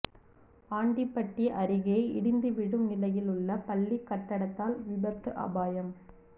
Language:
Tamil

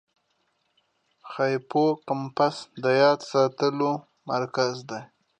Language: Pashto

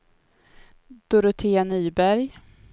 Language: Swedish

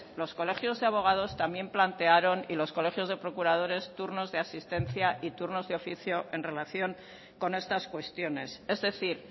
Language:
Spanish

